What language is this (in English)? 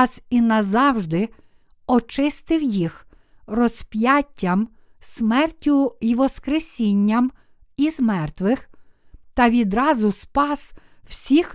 Ukrainian